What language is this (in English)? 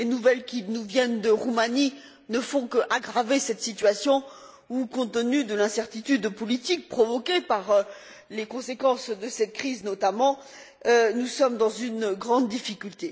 French